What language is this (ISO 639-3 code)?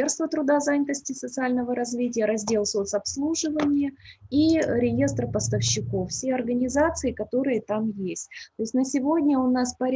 rus